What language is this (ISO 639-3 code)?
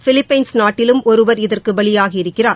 tam